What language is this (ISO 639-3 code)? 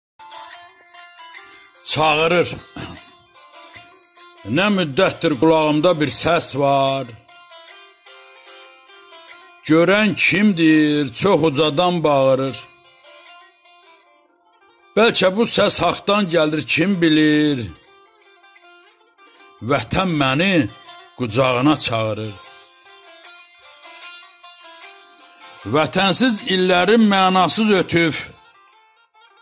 tur